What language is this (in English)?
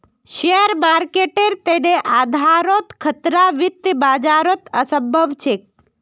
Magahi